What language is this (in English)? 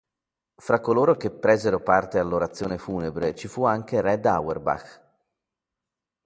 Italian